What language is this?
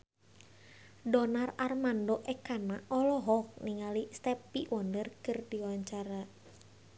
Sundanese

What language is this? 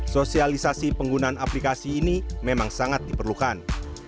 Indonesian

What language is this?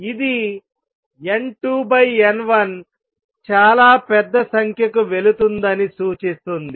Telugu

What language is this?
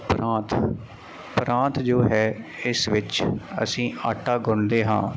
Punjabi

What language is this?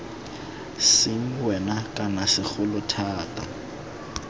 Tswana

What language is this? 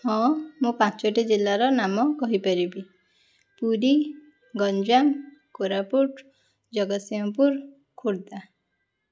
Odia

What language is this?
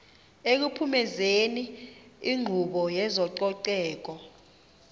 Xhosa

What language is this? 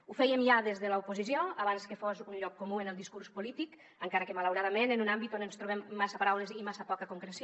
Catalan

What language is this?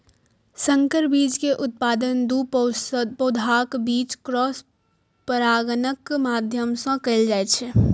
Maithili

